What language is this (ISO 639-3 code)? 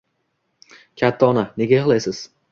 uzb